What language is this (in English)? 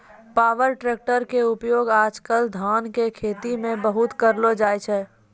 Maithili